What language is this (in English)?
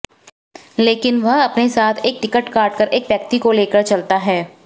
Hindi